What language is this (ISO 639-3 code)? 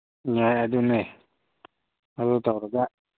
mni